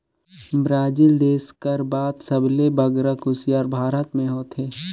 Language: Chhattisgarhi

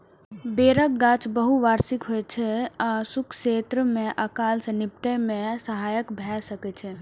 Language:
Maithili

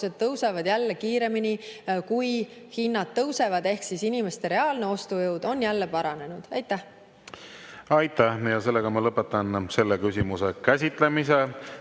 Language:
Estonian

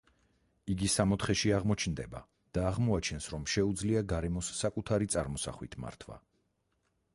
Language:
Georgian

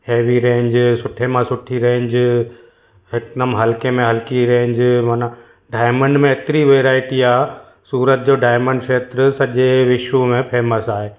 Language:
Sindhi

